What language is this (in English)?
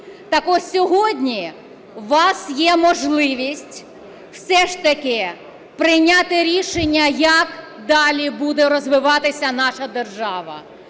Ukrainian